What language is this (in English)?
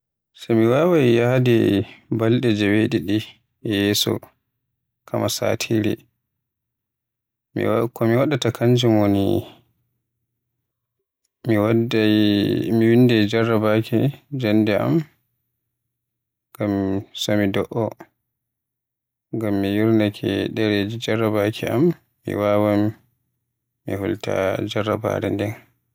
Western Niger Fulfulde